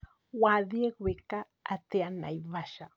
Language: Kikuyu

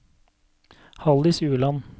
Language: Norwegian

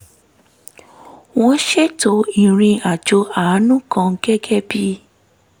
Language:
Yoruba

